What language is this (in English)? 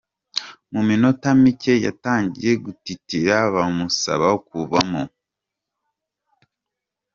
Kinyarwanda